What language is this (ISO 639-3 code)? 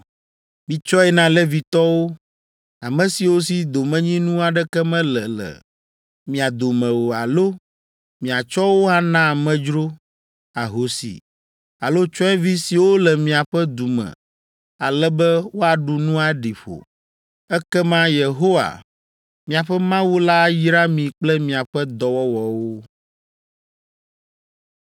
ewe